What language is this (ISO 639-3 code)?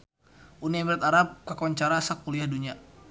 sun